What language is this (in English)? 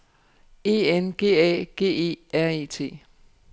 Danish